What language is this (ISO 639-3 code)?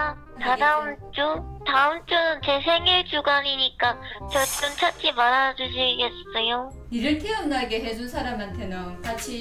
kor